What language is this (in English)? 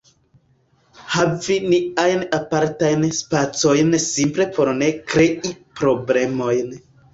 Esperanto